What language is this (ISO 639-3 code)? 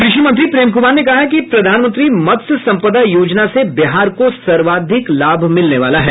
hin